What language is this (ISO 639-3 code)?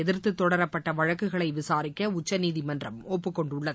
tam